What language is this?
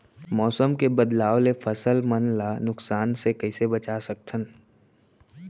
Chhattisgarhi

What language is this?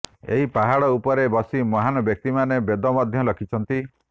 Odia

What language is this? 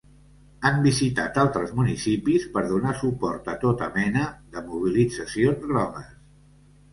Catalan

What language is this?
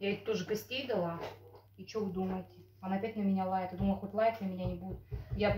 Russian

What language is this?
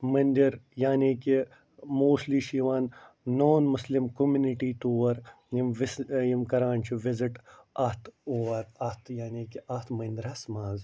Kashmiri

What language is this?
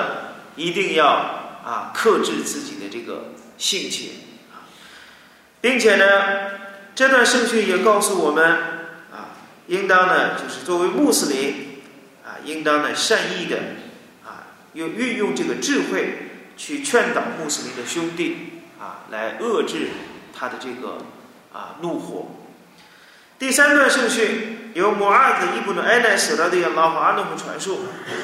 Chinese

